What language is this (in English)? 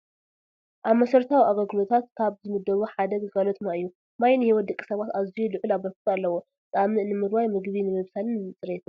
Tigrinya